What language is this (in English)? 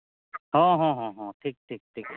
Santali